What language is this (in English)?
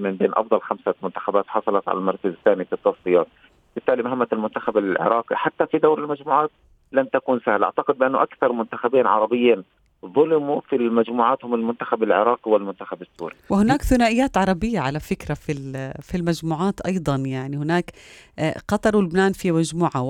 Arabic